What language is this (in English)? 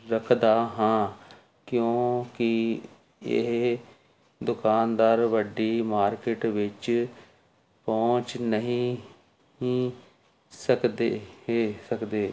Punjabi